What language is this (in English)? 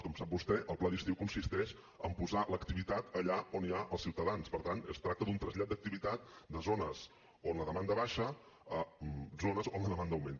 Catalan